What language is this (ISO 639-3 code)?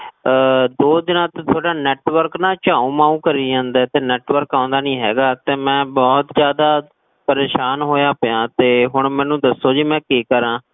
pan